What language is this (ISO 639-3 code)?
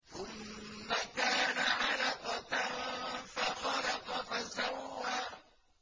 ara